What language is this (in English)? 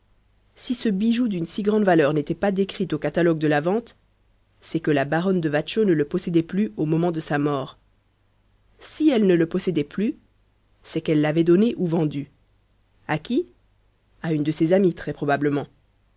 French